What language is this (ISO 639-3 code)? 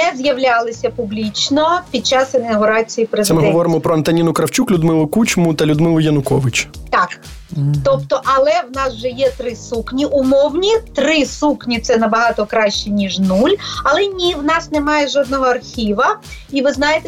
ukr